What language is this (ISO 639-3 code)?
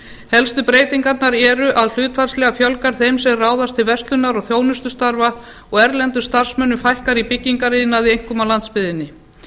isl